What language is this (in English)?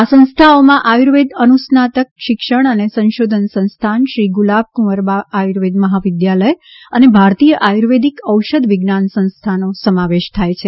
Gujarati